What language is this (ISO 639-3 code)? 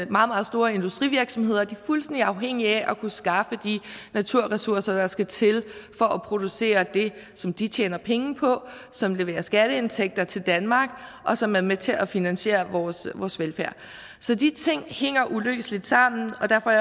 dan